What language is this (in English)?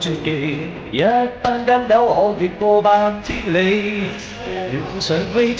Vietnamese